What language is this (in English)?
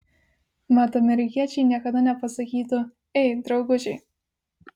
Lithuanian